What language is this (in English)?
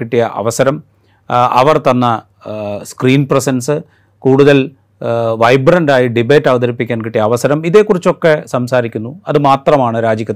Malayalam